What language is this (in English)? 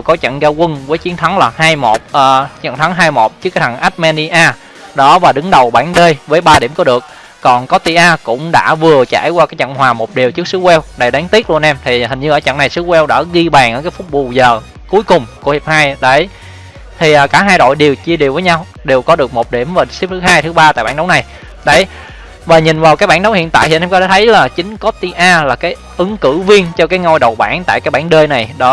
Vietnamese